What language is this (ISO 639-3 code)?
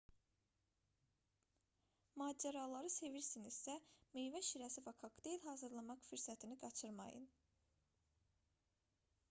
aze